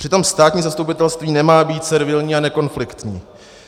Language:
Czech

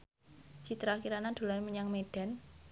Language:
Javanese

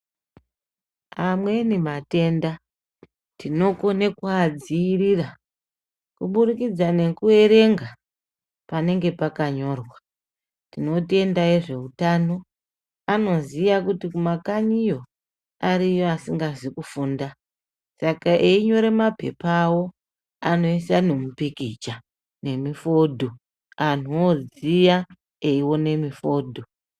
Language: Ndau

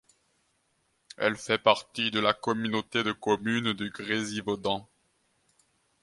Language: French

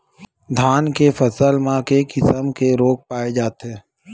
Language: Chhattisgarhi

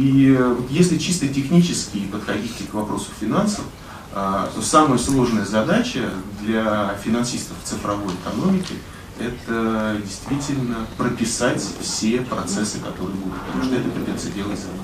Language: Russian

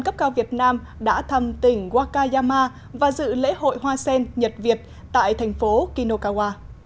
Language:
Vietnamese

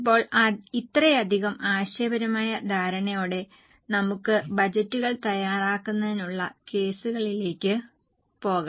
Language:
Malayalam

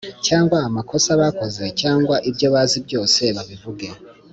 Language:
Kinyarwanda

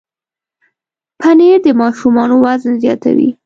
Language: Pashto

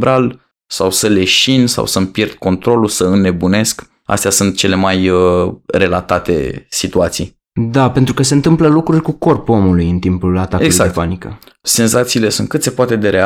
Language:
Romanian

